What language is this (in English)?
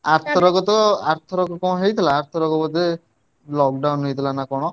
Odia